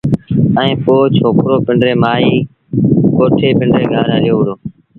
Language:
Sindhi Bhil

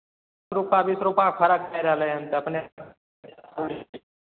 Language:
Maithili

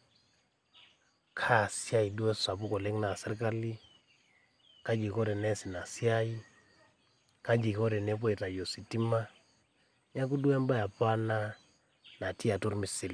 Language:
Masai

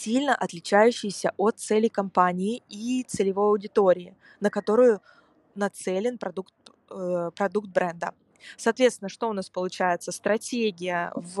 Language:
Russian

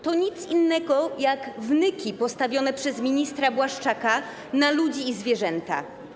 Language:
Polish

